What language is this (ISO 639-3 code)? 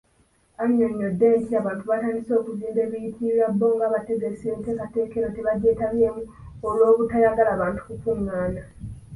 lug